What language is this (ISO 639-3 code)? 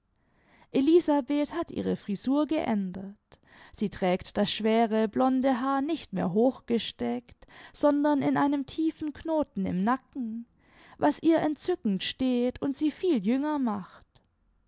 deu